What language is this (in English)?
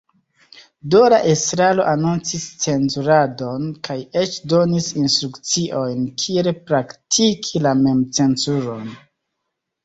Esperanto